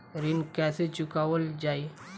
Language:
Bhojpuri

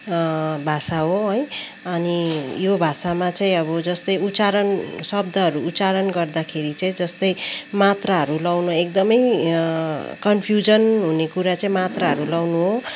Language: Nepali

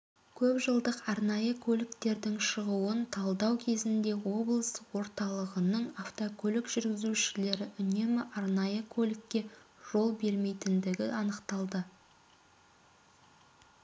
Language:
Kazakh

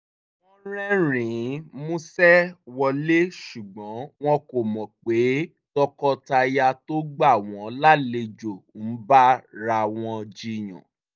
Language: Yoruba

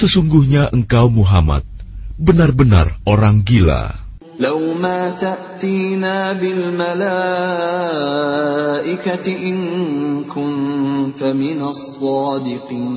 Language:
Indonesian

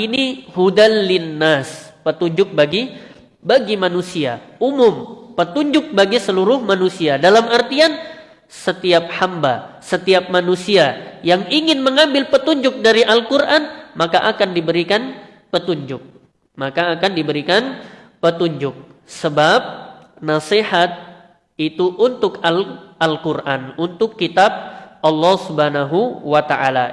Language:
Indonesian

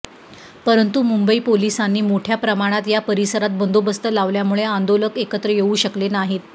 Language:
Marathi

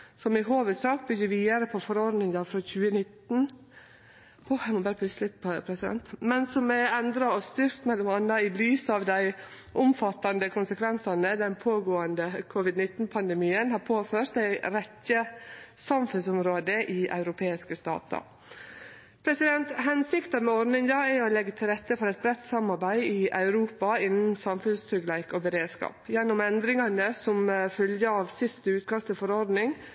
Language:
Norwegian Nynorsk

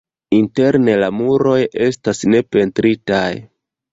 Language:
Esperanto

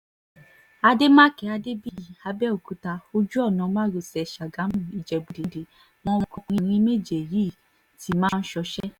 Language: Yoruba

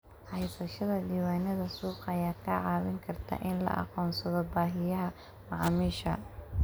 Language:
Somali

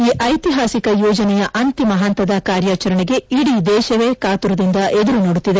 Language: Kannada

